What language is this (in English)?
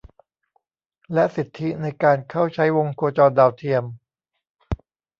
Thai